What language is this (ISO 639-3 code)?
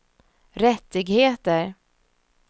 swe